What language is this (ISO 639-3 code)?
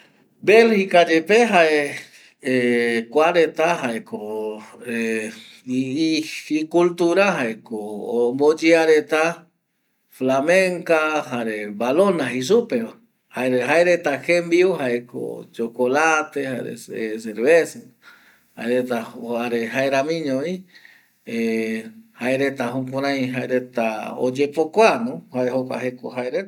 gui